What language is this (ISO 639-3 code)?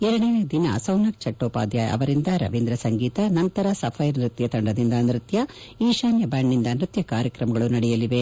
kan